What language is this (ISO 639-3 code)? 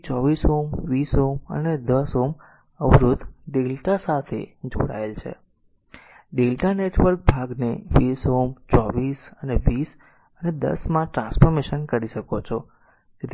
guj